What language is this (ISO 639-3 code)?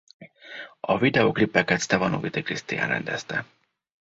hun